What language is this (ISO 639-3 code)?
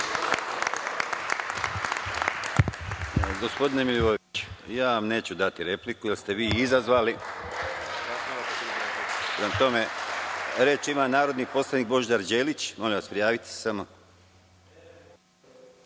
srp